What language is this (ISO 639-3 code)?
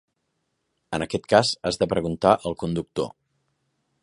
cat